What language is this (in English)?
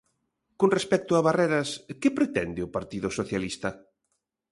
Galician